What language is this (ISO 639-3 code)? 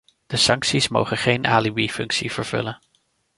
nld